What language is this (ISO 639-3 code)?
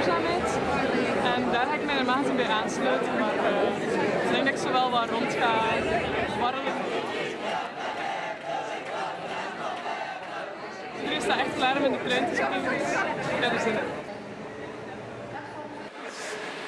nld